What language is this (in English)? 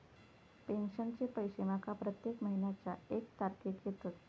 Marathi